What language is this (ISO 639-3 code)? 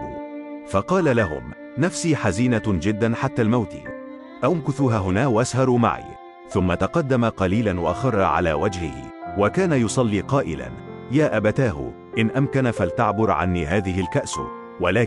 ara